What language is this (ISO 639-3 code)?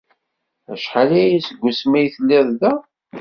kab